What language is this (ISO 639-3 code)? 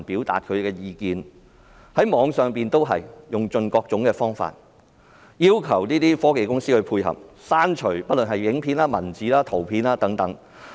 yue